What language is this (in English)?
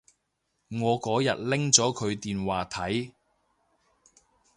Cantonese